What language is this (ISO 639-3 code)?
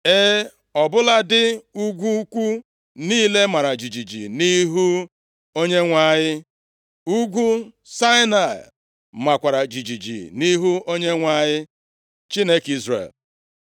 ibo